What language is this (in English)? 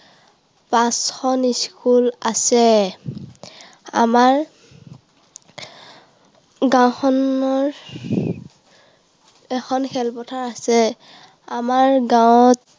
Assamese